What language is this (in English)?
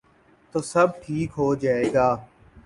Urdu